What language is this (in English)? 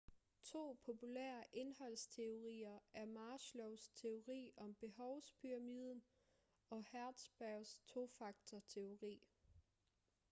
Danish